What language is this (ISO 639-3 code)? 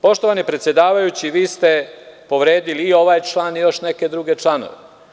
srp